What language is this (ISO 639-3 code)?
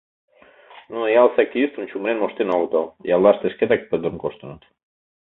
chm